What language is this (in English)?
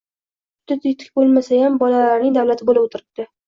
Uzbek